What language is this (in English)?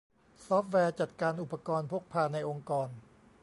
Thai